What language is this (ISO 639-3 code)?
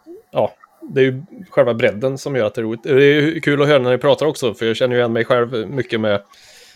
swe